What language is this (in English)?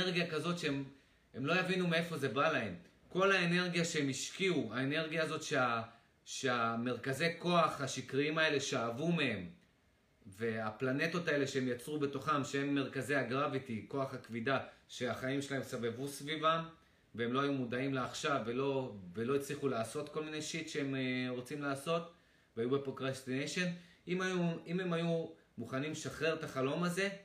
Hebrew